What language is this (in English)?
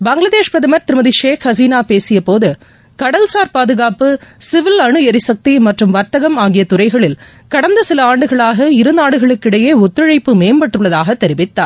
Tamil